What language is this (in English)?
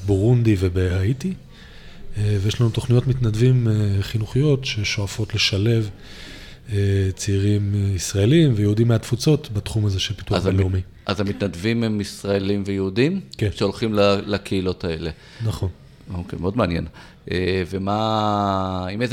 Hebrew